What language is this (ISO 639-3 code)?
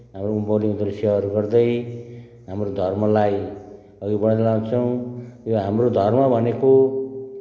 nep